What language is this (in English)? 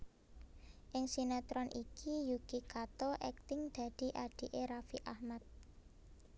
Javanese